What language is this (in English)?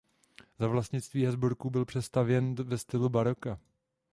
Czech